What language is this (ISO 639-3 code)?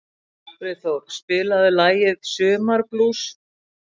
isl